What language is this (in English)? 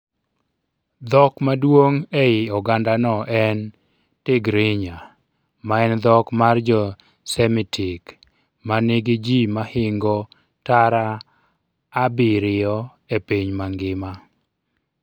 Luo (Kenya and Tanzania)